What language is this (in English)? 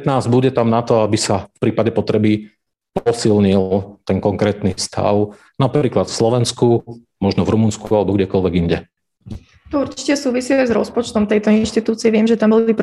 Slovak